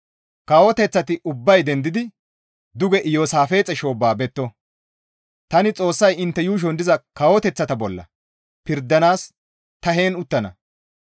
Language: Gamo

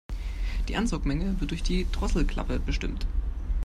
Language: German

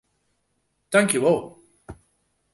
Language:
Western Frisian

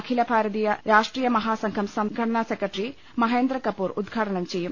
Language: Malayalam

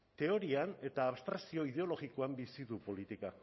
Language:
Basque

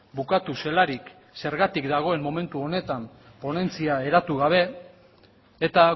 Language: Basque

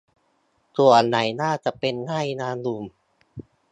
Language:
Thai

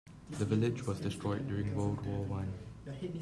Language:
English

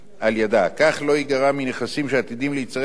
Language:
Hebrew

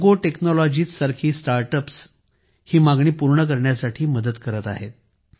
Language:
Marathi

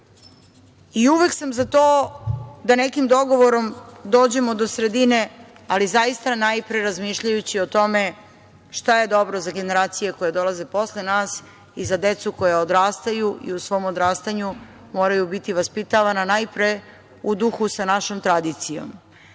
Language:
Serbian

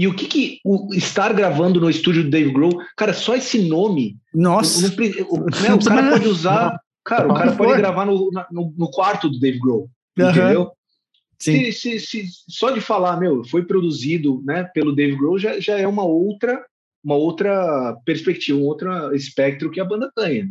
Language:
Portuguese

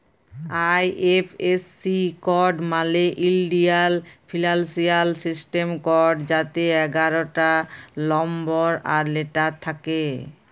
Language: Bangla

